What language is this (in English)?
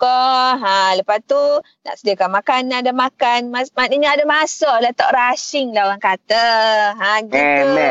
Malay